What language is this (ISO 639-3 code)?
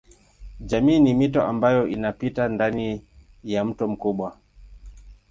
swa